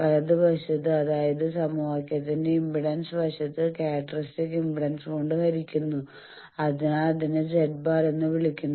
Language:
Malayalam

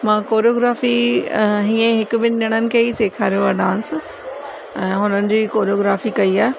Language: Sindhi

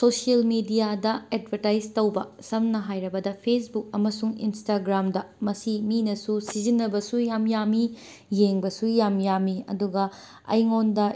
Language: Manipuri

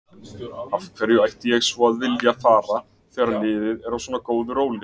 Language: Icelandic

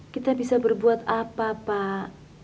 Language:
Indonesian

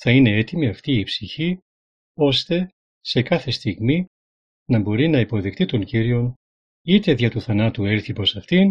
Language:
Greek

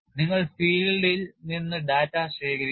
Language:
Malayalam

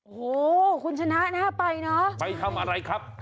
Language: Thai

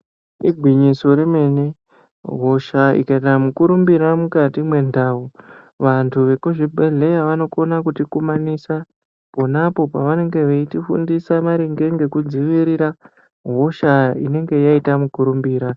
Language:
Ndau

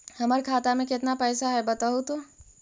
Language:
Magahi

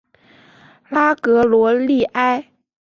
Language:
Chinese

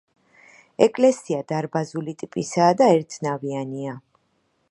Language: Georgian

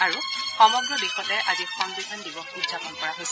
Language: Assamese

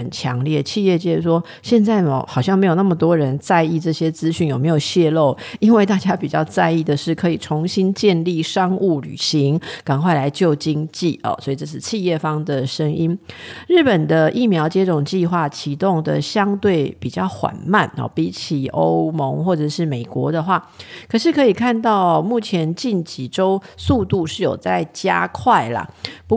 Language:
Chinese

